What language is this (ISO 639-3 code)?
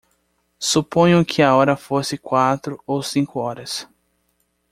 por